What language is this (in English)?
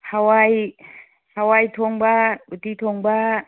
Manipuri